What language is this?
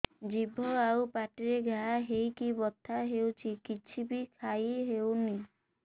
Odia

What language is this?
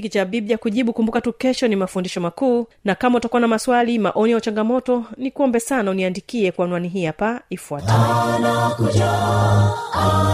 Swahili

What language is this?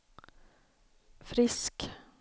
Swedish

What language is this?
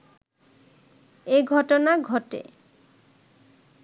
Bangla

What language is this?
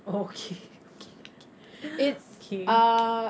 English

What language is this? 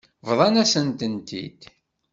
Kabyle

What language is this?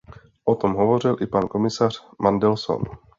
Czech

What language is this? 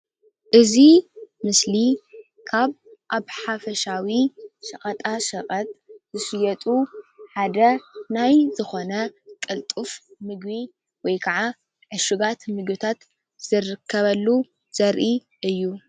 Tigrinya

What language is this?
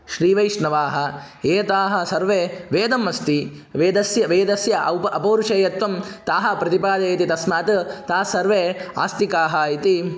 Sanskrit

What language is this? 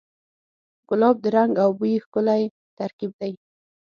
Pashto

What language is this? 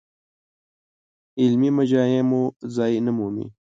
Pashto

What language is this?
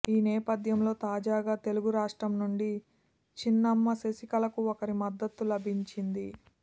Telugu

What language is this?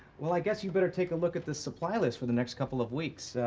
English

